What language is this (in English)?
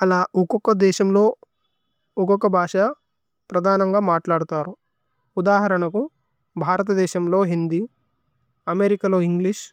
Tulu